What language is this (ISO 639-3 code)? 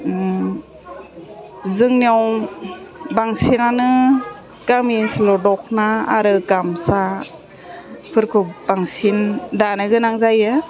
brx